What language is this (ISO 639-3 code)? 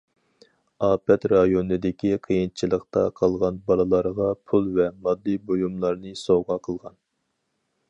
uig